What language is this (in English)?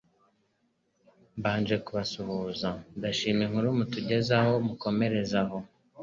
Kinyarwanda